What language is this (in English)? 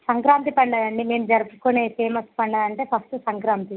Telugu